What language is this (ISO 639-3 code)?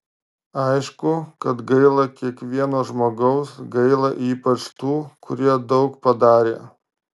lit